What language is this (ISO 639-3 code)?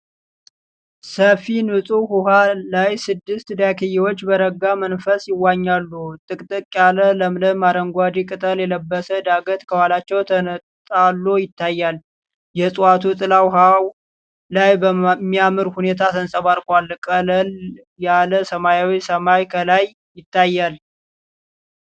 amh